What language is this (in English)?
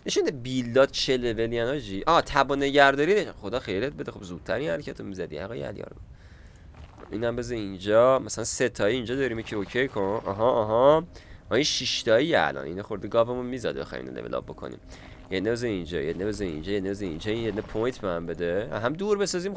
Persian